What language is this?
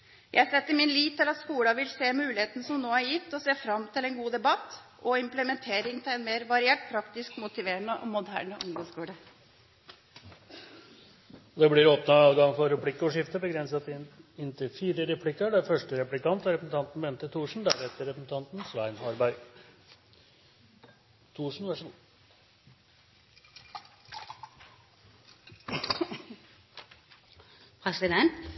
Norwegian Bokmål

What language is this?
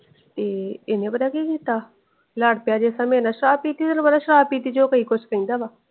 Punjabi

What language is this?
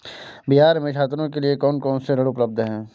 Hindi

